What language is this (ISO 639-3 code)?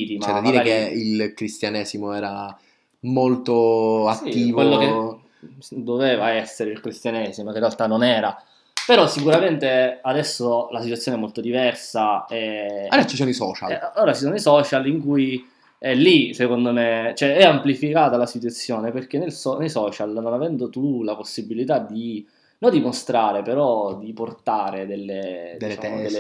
ita